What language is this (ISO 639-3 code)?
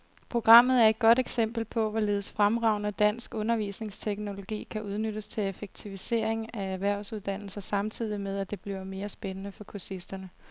dan